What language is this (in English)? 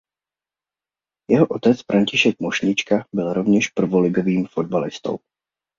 Czech